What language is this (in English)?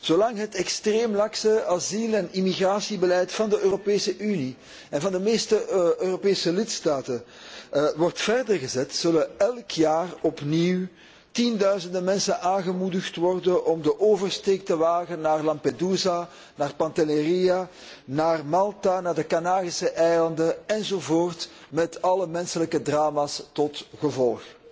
Dutch